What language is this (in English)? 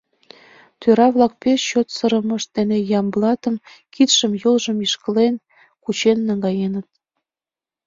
Mari